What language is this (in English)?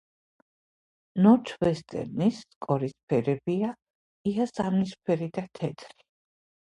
Georgian